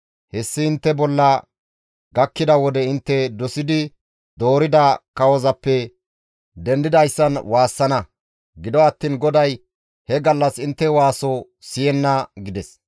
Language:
Gamo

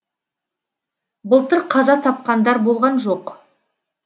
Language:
Kazakh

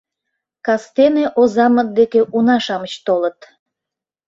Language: Mari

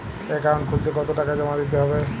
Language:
Bangla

